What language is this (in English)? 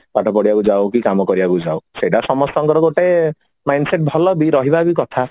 Odia